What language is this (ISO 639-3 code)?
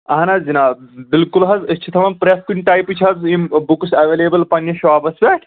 kas